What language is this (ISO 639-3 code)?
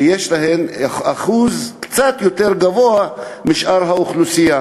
heb